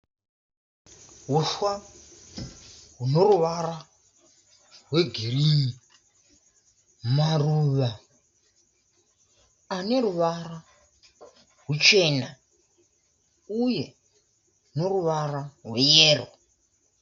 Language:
Shona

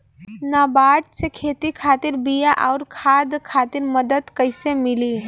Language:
Bhojpuri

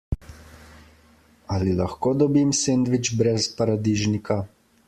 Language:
Slovenian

